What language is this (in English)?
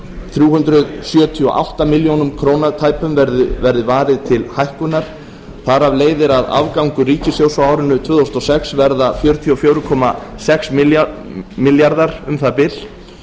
Icelandic